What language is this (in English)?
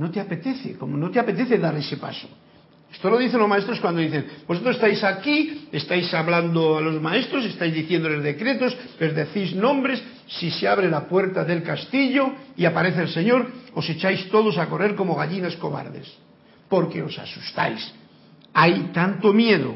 Spanish